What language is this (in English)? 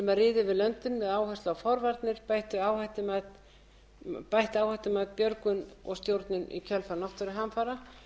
Icelandic